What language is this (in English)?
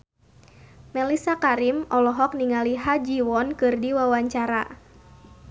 Sundanese